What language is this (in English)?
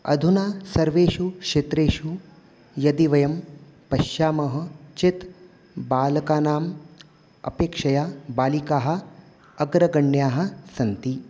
Sanskrit